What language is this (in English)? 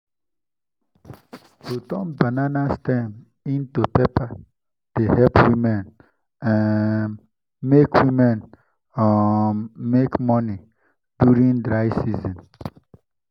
Nigerian Pidgin